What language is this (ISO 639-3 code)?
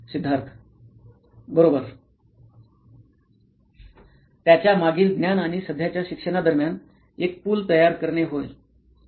mar